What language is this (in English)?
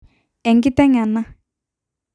Masai